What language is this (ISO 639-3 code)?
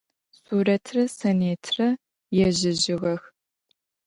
ady